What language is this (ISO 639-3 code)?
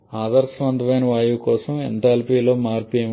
tel